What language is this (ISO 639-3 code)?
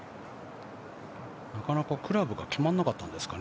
jpn